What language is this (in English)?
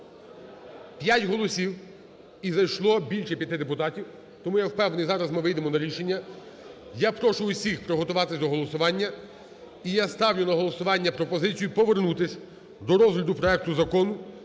Ukrainian